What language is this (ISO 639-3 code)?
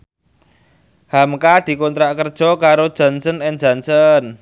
jav